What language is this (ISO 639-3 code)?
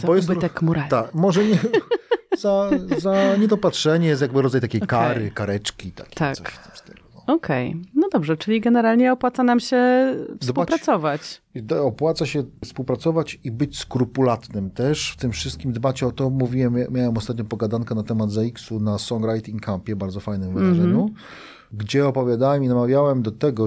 pol